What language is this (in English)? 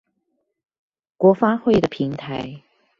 Chinese